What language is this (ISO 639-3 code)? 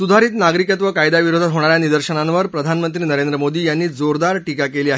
mar